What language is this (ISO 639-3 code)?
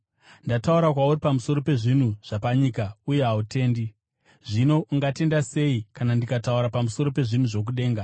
sna